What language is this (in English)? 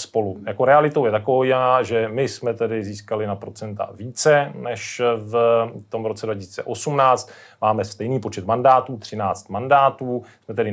Czech